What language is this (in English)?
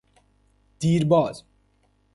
Persian